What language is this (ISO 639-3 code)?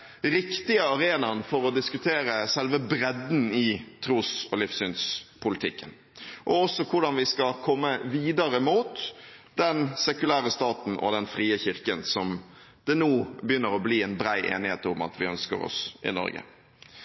nob